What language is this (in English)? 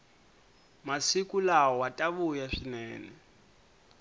Tsonga